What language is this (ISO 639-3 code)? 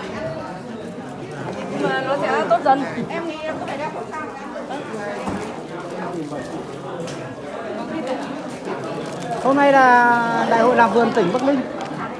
vie